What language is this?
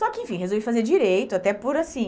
Portuguese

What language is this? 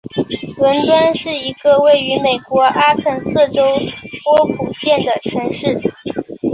Chinese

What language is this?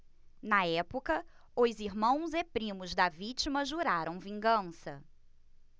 Portuguese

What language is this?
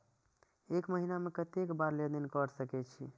Maithili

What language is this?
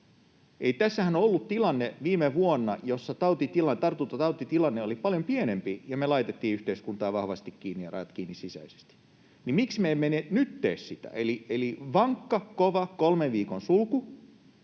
Finnish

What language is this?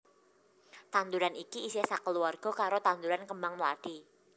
Javanese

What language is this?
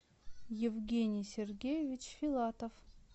Russian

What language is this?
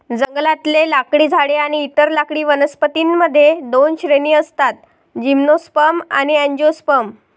Marathi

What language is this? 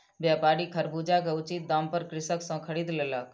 Maithili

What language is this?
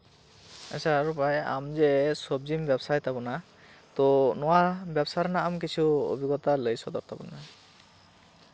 Santali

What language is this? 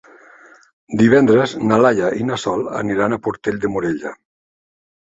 Catalan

